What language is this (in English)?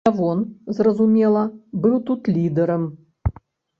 Belarusian